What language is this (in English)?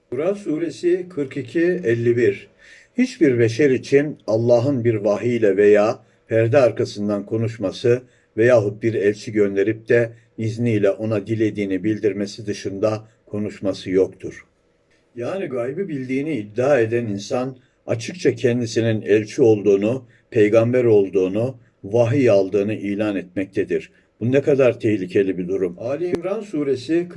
Turkish